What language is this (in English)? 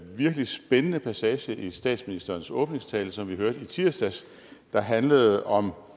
Danish